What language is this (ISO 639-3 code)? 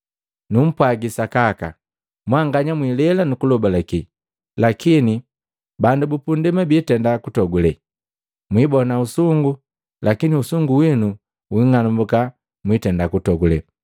mgv